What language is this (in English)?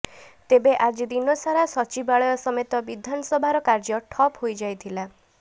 Odia